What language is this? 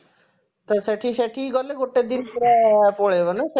Odia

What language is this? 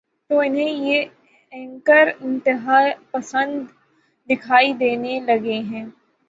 Urdu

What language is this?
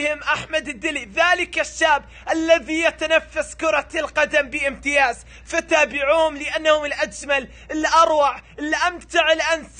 Arabic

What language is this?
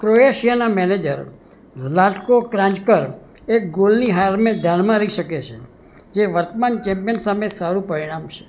Gujarati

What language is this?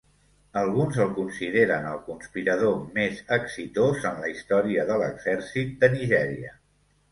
Catalan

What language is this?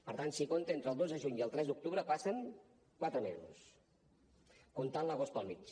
Catalan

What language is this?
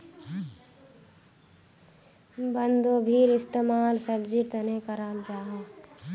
Magahi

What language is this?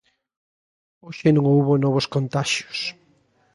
Galician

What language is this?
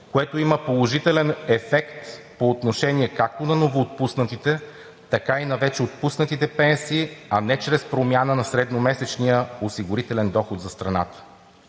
Bulgarian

